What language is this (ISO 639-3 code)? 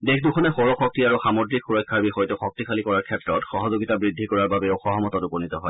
asm